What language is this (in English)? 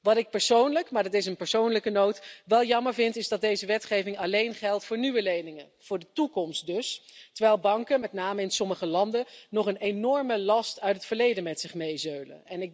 Dutch